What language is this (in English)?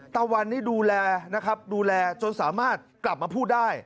Thai